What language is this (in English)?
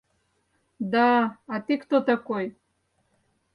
Mari